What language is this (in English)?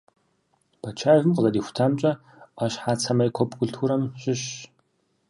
Kabardian